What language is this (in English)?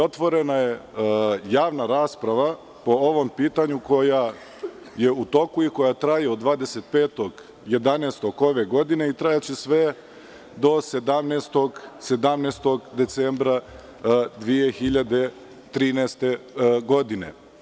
Serbian